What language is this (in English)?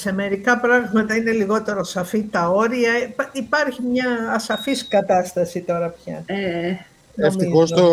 Greek